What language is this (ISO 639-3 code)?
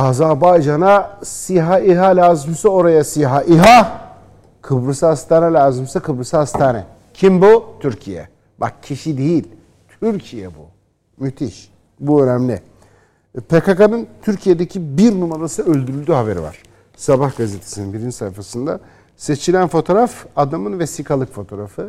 tur